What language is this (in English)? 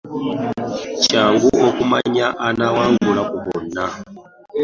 Ganda